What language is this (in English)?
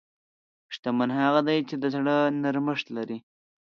Pashto